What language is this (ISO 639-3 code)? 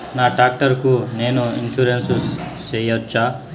tel